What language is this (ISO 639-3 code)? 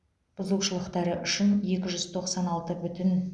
kaz